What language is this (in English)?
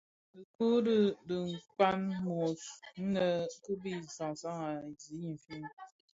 Bafia